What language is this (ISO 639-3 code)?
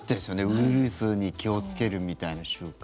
jpn